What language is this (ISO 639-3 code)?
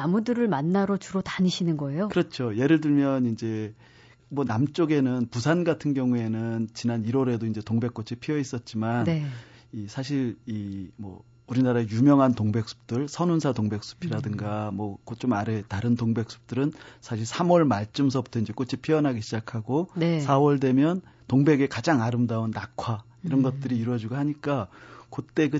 kor